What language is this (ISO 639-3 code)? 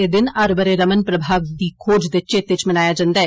doi